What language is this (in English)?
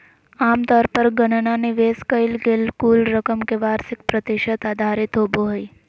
Magahi